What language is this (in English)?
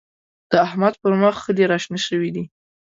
Pashto